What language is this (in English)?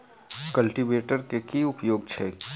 Maithili